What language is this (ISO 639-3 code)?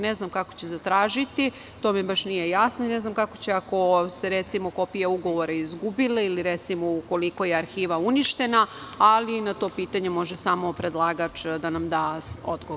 srp